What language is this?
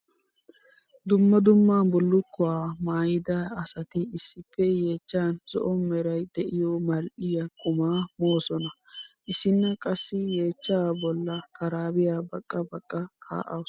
Wolaytta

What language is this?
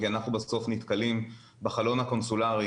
Hebrew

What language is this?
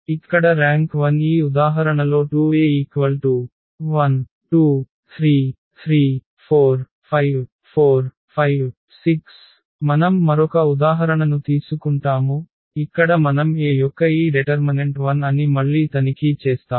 Telugu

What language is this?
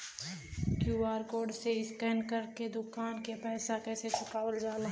Bhojpuri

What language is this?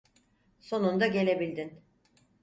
Turkish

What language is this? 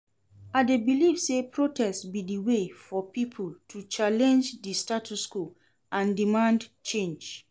Nigerian Pidgin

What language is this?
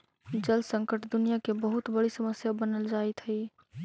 Magahi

